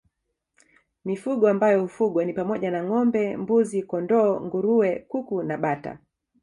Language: Swahili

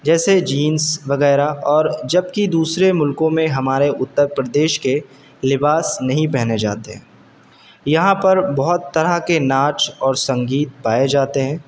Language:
Urdu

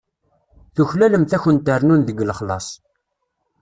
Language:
Kabyle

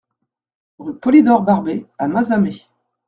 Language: French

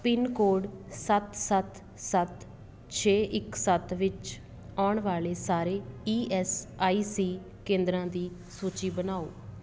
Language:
Punjabi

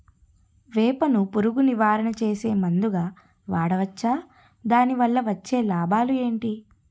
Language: Telugu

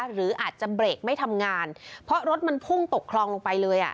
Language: Thai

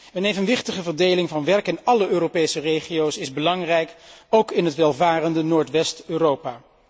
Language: Dutch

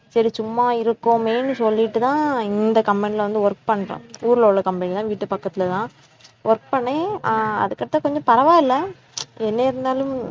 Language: Tamil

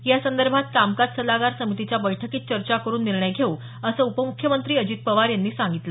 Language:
Marathi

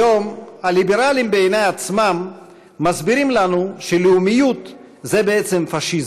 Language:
Hebrew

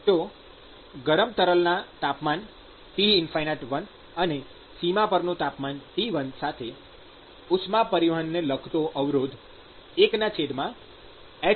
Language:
Gujarati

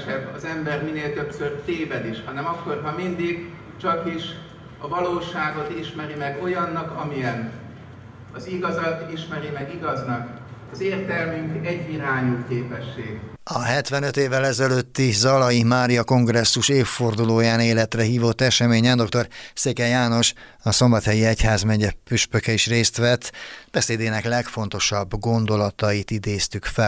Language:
Hungarian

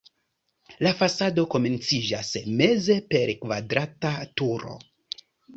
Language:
Esperanto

